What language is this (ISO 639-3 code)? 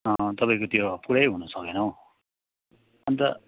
nep